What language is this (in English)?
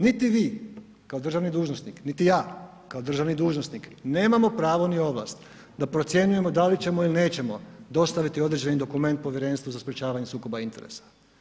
Croatian